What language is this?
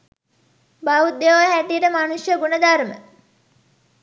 Sinhala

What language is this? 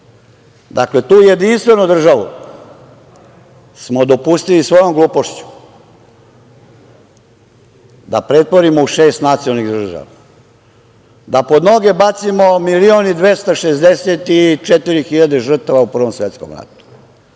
Serbian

